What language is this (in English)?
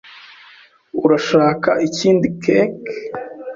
Kinyarwanda